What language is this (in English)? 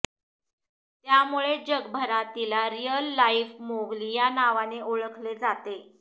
Marathi